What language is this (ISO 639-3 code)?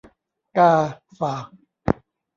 tha